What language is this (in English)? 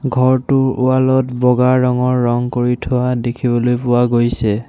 Assamese